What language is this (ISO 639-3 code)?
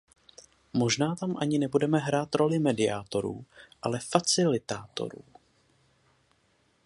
ces